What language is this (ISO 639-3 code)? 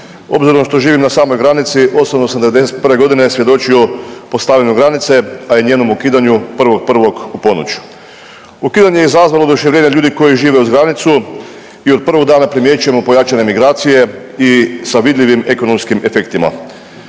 hrv